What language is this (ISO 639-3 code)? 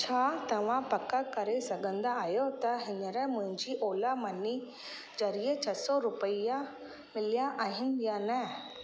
snd